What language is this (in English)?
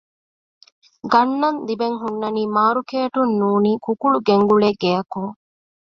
Divehi